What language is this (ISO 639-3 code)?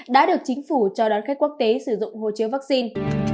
vie